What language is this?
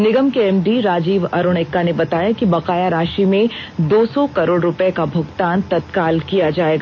Hindi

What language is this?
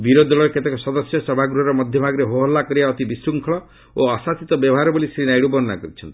Odia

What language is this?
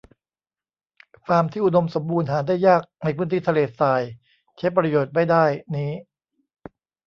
Thai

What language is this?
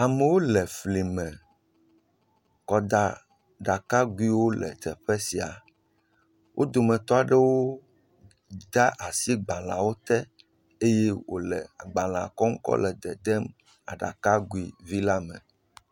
Ewe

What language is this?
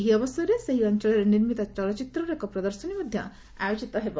Odia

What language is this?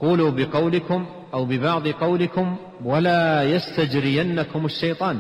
Arabic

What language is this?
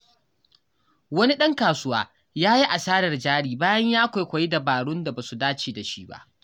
Hausa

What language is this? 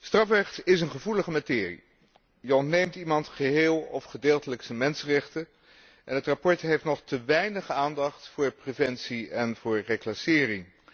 Dutch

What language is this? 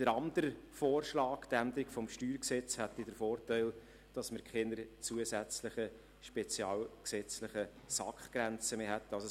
Swiss German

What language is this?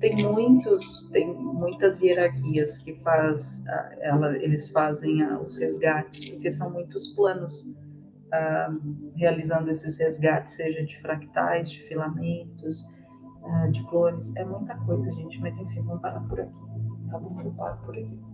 Portuguese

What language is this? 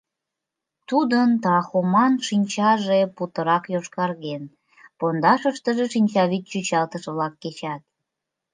Mari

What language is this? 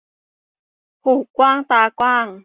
Thai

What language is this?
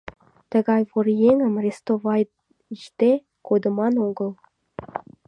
Mari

